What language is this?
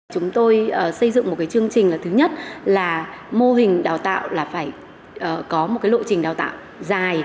Vietnamese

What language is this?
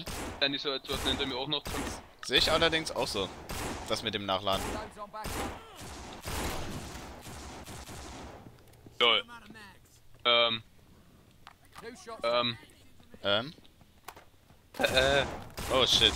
German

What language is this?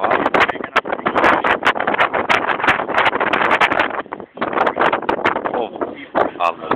Turkish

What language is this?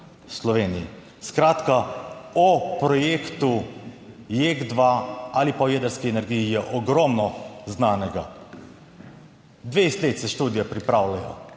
Slovenian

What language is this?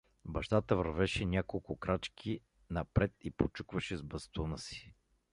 Bulgarian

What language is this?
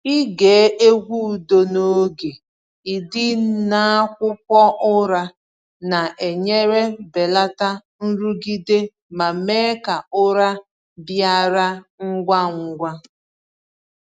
Igbo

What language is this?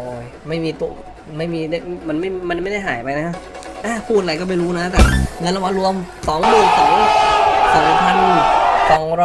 Thai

